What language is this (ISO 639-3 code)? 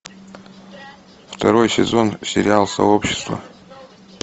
rus